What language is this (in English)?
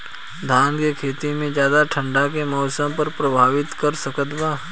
Bhojpuri